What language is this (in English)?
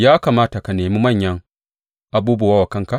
Hausa